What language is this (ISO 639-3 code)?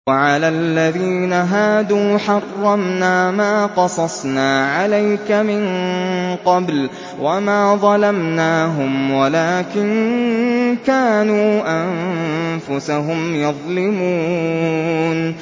ara